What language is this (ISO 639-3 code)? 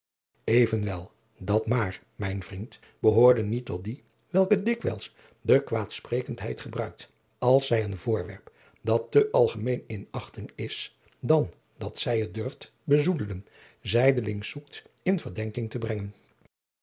nld